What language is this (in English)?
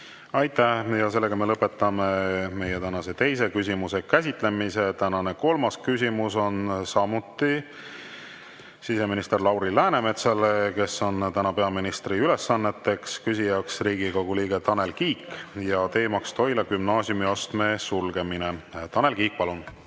Estonian